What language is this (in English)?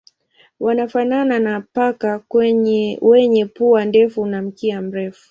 Swahili